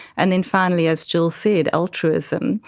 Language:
English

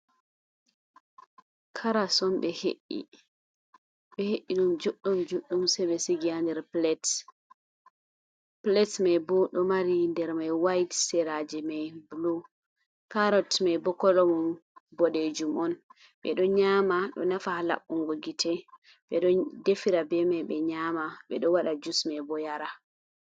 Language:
Fula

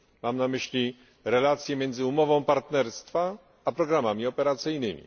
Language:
Polish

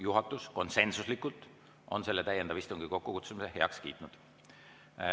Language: Estonian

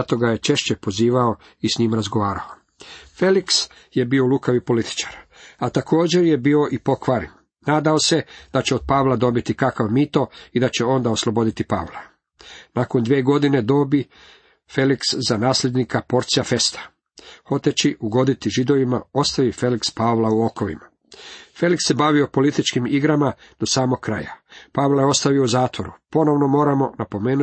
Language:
Croatian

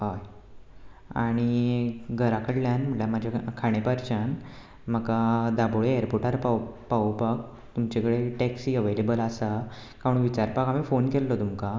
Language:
Konkani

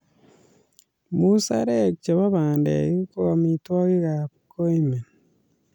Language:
Kalenjin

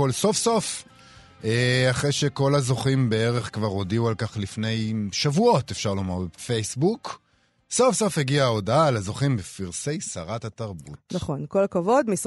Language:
Hebrew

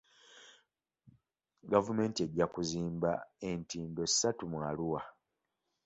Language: Ganda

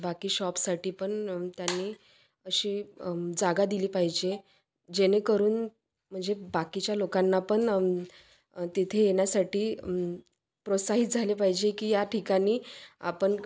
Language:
Marathi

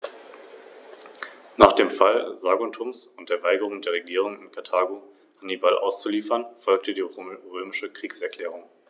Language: German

